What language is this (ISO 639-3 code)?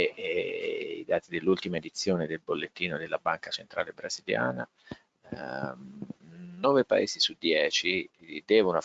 ita